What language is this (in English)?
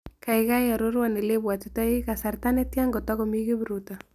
Kalenjin